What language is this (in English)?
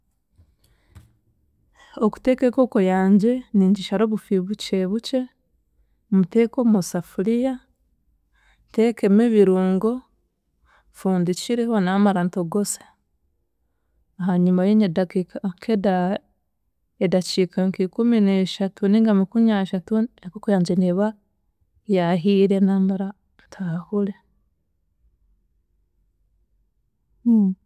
Chiga